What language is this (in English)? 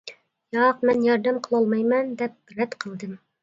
Uyghur